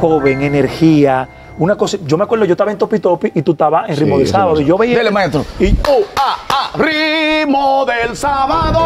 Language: Spanish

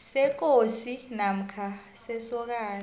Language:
South Ndebele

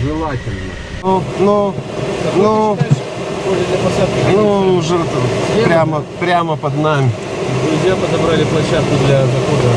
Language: Russian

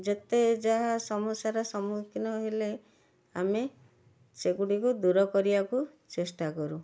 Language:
Odia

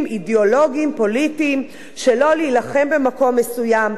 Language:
Hebrew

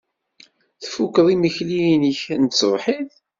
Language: Kabyle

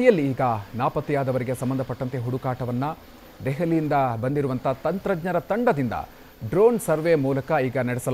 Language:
Kannada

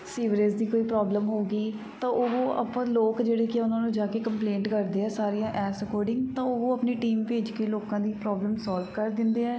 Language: Punjabi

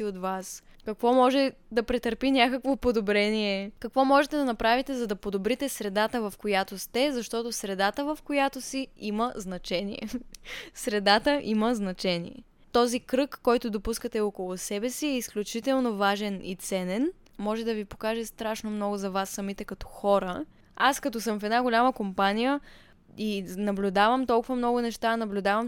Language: Bulgarian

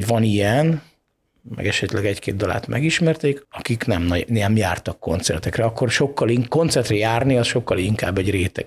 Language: Hungarian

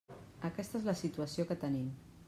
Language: Catalan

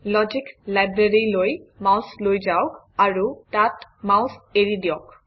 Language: Assamese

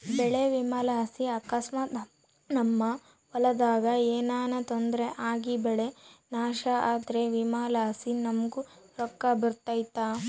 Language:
Kannada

